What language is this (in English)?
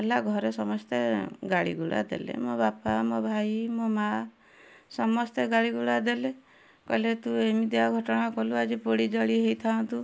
Odia